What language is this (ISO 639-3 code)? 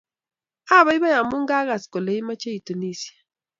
kln